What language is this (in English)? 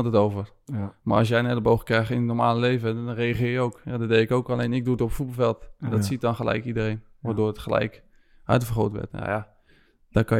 Dutch